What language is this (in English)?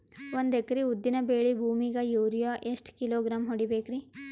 Kannada